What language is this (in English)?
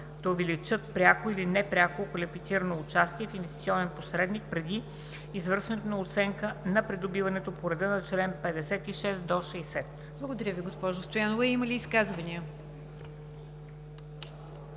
Bulgarian